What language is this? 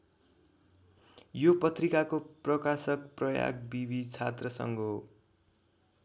Nepali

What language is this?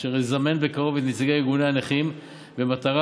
Hebrew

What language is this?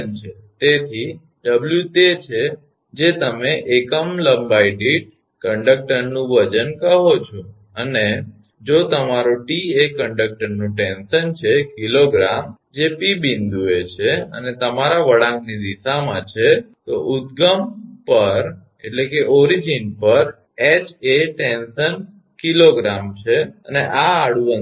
Gujarati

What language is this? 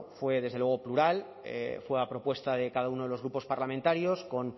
Spanish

